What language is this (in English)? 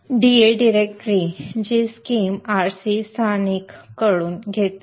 Marathi